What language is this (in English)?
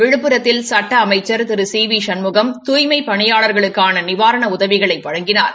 Tamil